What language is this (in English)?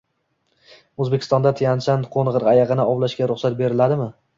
Uzbek